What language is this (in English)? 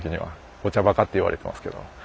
Japanese